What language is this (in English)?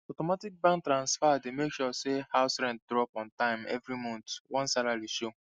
Nigerian Pidgin